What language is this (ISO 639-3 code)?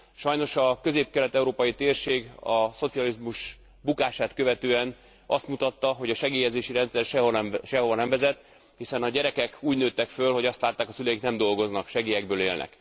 hun